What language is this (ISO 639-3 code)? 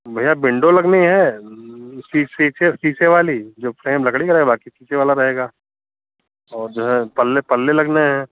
hin